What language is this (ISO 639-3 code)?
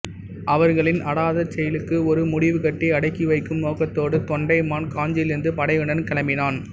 tam